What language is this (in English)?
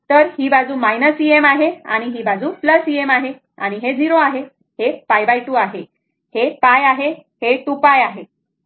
Marathi